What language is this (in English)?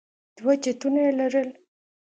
Pashto